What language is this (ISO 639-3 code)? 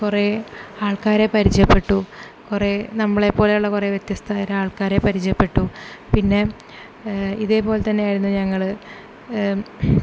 mal